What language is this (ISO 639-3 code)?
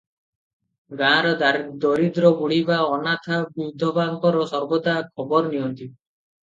ori